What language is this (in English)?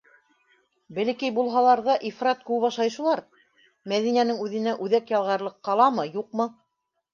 Bashkir